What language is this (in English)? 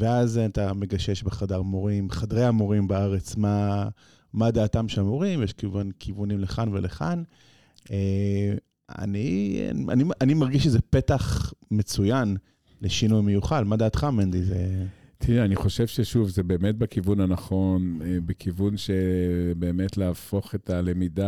Hebrew